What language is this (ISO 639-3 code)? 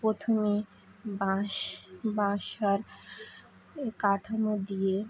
ben